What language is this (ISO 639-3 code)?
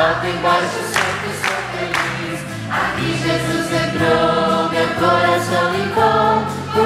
por